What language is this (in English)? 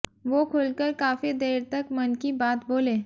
Hindi